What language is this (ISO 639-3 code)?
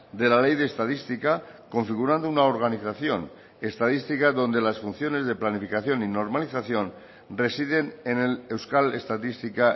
spa